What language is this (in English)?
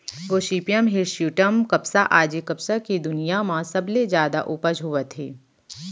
Chhattisgarhi